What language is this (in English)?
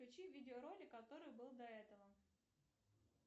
Russian